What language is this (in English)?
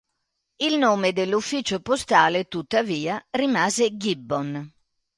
Italian